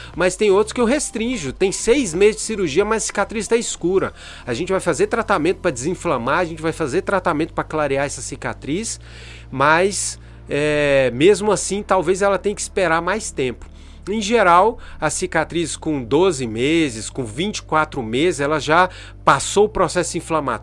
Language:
Portuguese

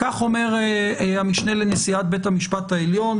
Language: Hebrew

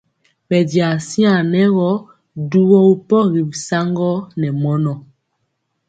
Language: Mpiemo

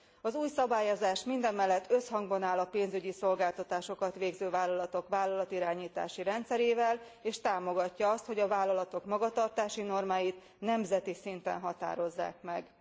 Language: Hungarian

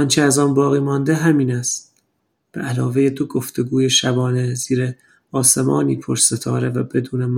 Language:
Persian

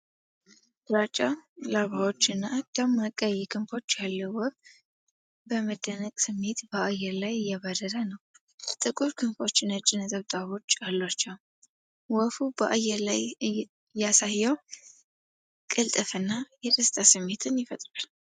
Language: Amharic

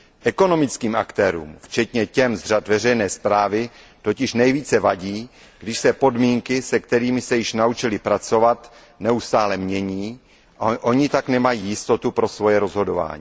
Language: Czech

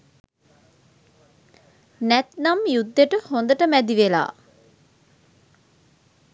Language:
Sinhala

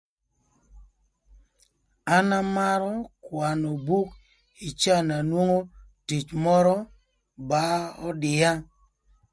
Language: Thur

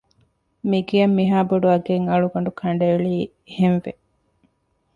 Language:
Divehi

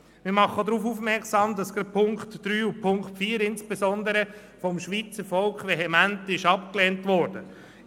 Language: Swiss German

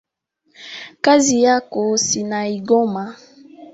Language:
Swahili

